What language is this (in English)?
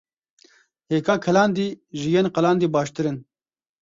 Kurdish